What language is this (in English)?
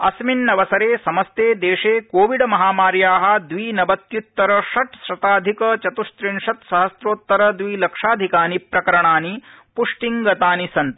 Sanskrit